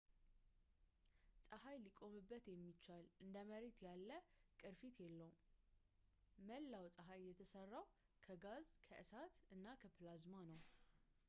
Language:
Amharic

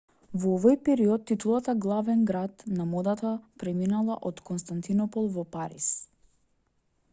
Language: Macedonian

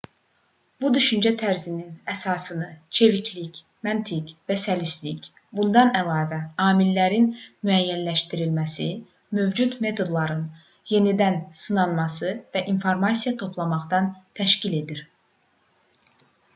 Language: Azerbaijani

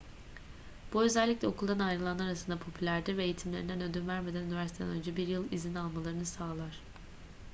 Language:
Turkish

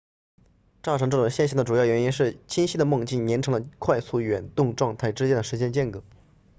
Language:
Chinese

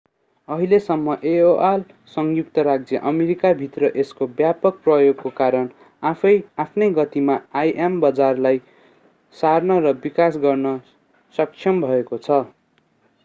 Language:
Nepali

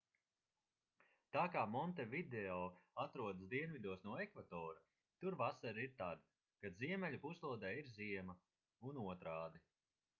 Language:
Latvian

